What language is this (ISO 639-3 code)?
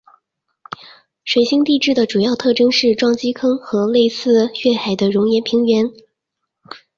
zho